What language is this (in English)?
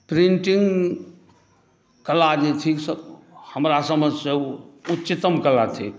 Maithili